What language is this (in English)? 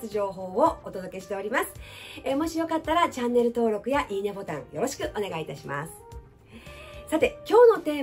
Japanese